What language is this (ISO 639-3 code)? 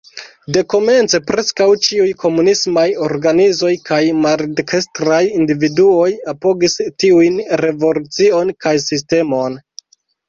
epo